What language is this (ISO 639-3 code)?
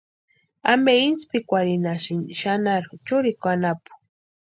pua